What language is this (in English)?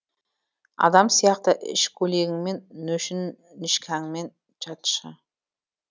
Kazakh